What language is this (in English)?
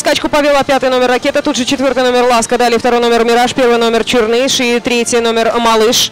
Russian